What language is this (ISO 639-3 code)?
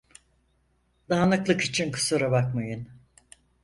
tur